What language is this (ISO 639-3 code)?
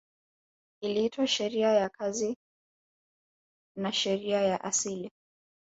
swa